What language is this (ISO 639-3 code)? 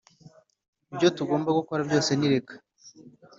kin